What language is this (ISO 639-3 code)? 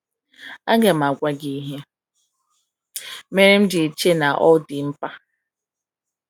ibo